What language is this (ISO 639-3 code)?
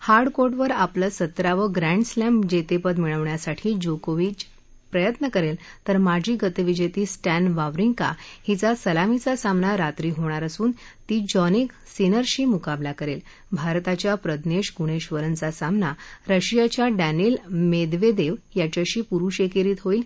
mar